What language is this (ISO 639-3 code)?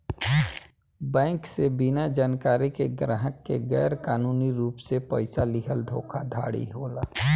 bho